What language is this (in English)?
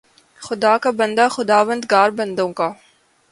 Urdu